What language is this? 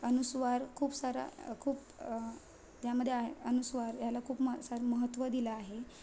Marathi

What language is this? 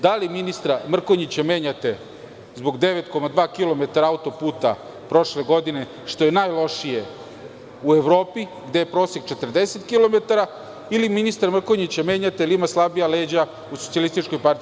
Serbian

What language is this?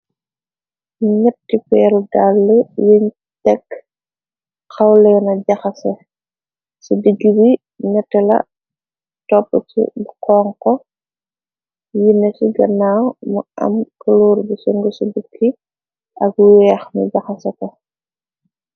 Wolof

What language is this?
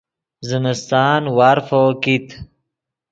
Yidgha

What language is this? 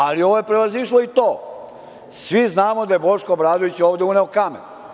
Serbian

